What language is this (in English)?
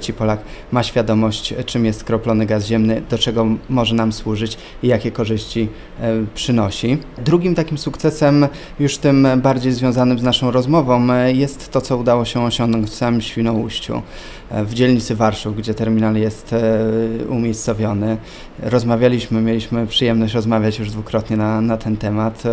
Polish